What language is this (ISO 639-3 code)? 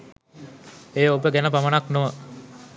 sin